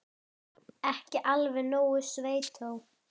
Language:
Icelandic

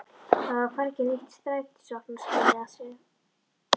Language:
Icelandic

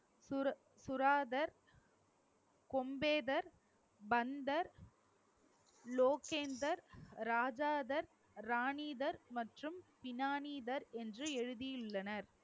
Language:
Tamil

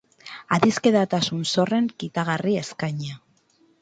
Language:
Basque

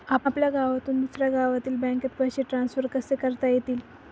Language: Marathi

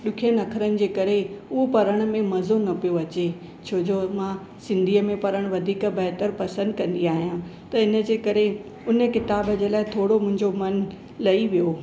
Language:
Sindhi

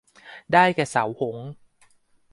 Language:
Thai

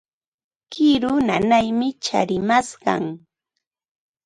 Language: Ambo-Pasco Quechua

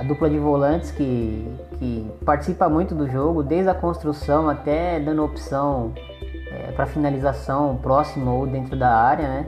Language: Portuguese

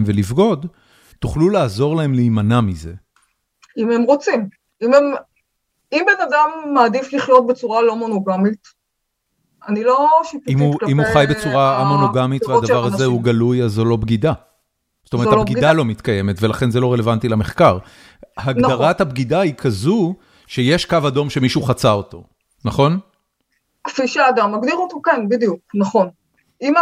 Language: Hebrew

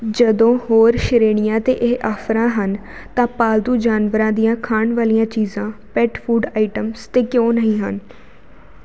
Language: Punjabi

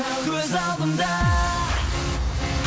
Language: Kazakh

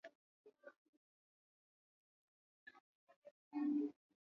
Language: Swahili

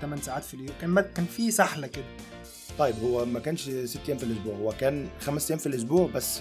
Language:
Arabic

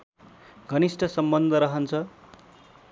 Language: Nepali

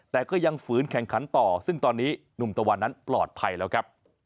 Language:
Thai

